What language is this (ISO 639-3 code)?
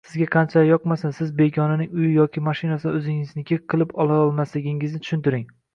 uzb